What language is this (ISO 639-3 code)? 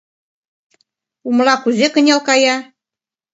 chm